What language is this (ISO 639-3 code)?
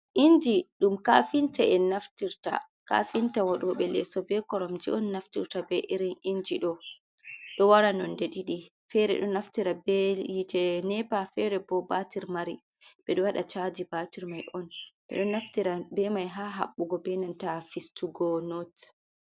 ful